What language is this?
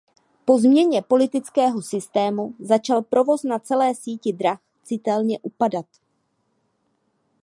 Czech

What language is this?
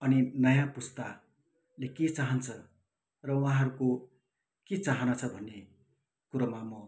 Nepali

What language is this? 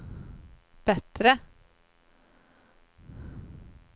Swedish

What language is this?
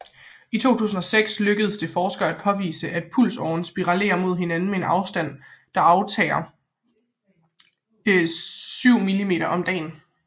Danish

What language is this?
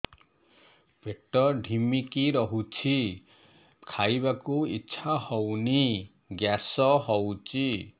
Odia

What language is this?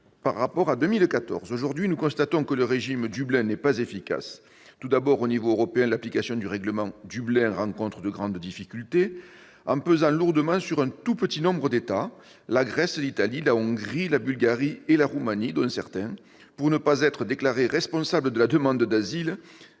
French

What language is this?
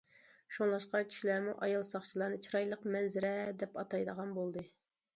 Uyghur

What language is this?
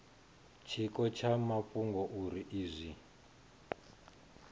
Venda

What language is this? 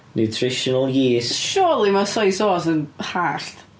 Welsh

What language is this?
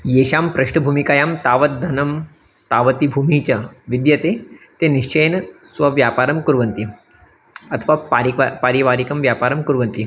Sanskrit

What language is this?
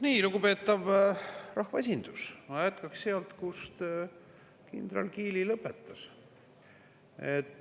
Estonian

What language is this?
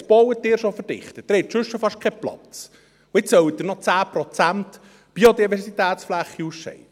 Swiss German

